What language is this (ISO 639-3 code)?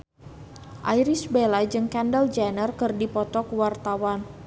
sun